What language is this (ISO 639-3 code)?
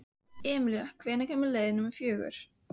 isl